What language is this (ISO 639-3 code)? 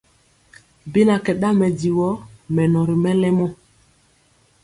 mcx